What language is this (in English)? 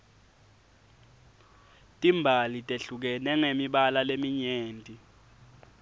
Swati